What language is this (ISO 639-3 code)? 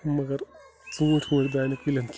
kas